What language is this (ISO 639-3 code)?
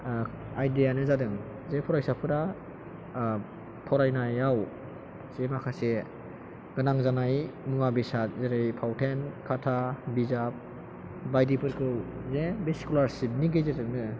brx